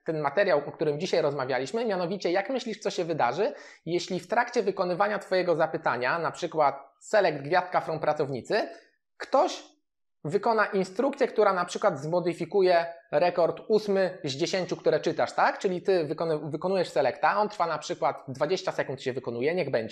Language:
Polish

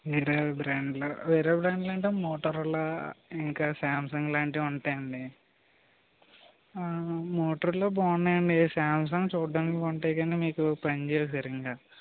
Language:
Telugu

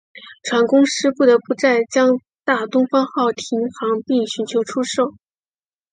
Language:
Chinese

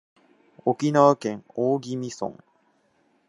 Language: Japanese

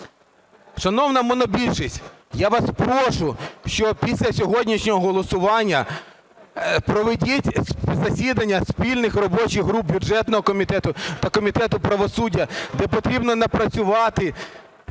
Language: Ukrainian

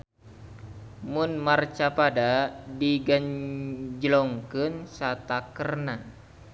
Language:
Sundanese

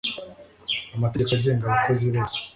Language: Kinyarwanda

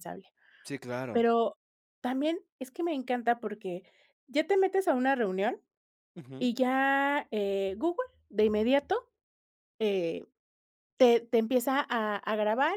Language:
Spanish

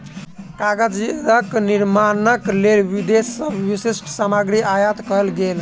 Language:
Maithili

